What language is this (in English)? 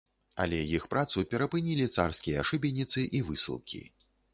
Belarusian